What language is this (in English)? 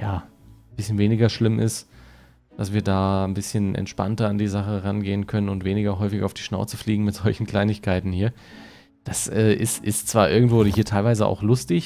German